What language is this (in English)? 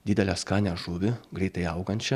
Lithuanian